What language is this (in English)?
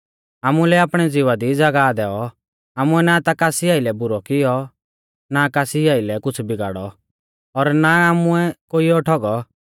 Mahasu Pahari